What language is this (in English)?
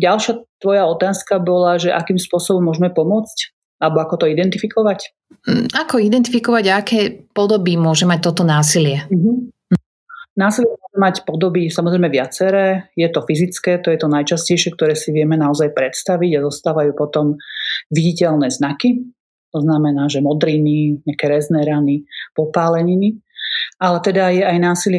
Slovak